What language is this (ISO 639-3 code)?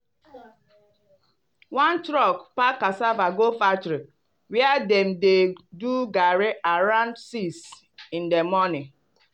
pcm